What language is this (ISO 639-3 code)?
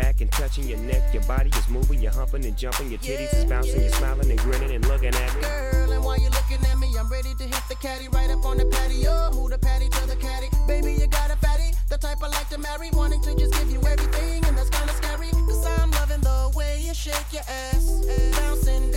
dan